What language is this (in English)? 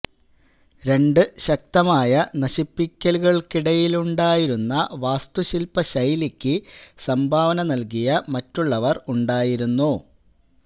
Malayalam